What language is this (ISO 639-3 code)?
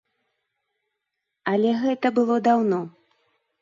bel